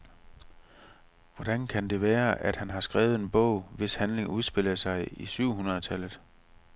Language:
Danish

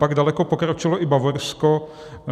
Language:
Czech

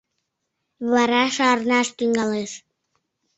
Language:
Mari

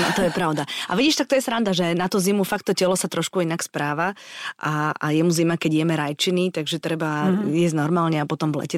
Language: Slovak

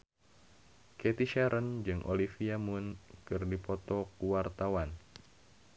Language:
Sundanese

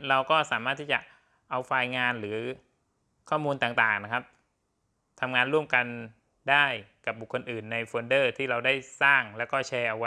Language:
Thai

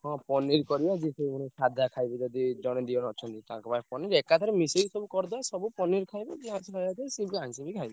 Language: Odia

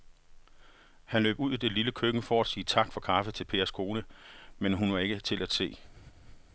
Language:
Danish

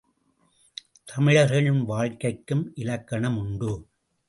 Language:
Tamil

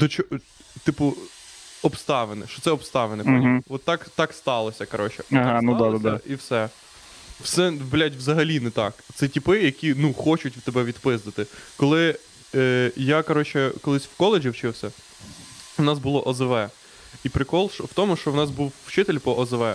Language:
Ukrainian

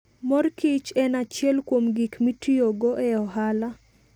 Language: Luo (Kenya and Tanzania)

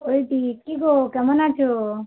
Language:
Bangla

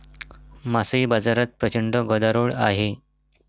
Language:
Marathi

